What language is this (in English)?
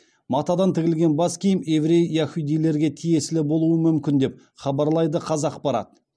Kazakh